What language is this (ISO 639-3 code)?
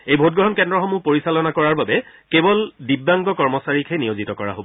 asm